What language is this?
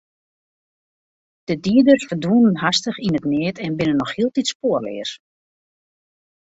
Western Frisian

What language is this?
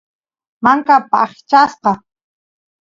Santiago del Estero Quichua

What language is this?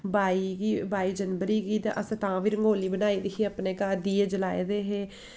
Dogri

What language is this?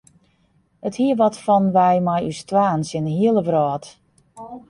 Western Frisian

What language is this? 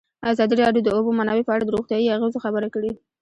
Pashto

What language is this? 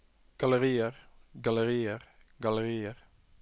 Norwegian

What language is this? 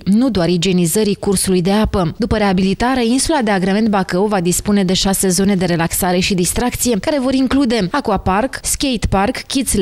Romanian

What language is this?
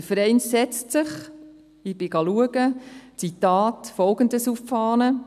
Swiss German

